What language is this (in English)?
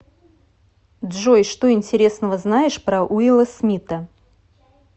Russian